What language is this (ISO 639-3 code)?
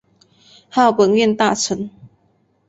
zho